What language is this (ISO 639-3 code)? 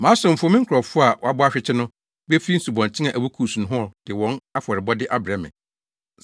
aka